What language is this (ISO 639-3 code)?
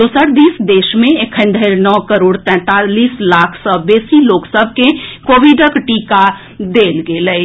mai